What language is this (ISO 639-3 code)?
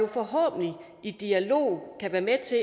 dan